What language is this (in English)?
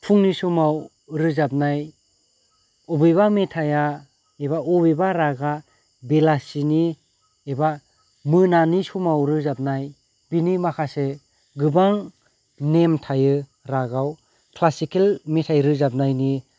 Bodo